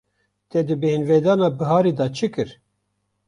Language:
Kurdish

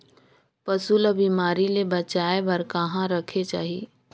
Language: Chhattisgarhi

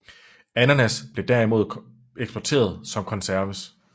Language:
Danish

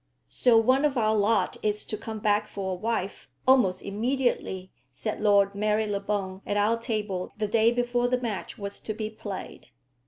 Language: English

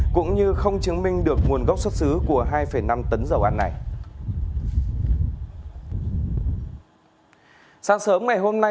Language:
Vietnamese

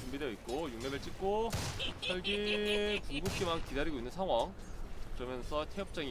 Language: Korean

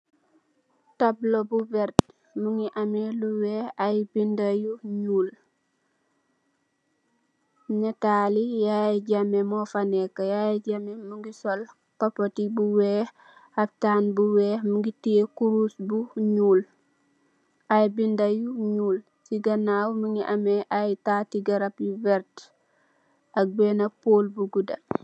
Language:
Wolof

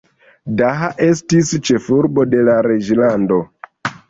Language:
Esperanto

